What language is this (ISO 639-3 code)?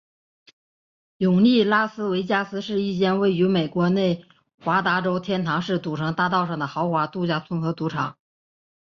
zho